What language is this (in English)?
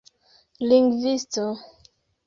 Esperanto